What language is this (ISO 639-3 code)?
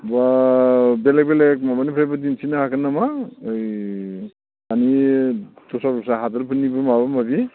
brx